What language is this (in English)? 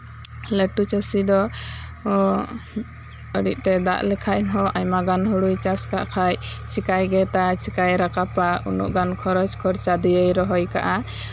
Santali